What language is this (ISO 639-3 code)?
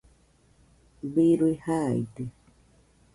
hux